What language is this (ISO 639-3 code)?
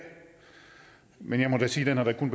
dan